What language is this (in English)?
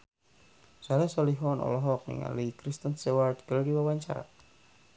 Sundanese